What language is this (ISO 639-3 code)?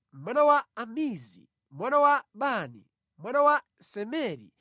nya